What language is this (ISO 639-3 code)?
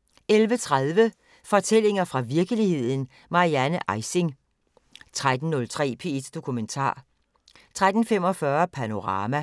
dan